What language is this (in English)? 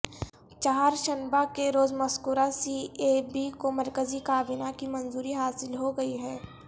Urdu